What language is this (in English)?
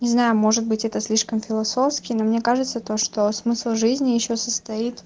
Russian